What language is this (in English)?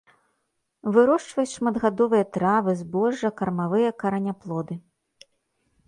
Belarusian